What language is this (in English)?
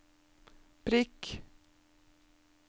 Norwegian